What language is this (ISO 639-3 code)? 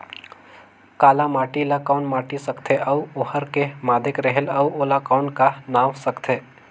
hne